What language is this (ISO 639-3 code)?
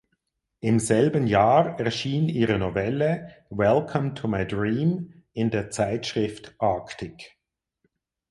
deu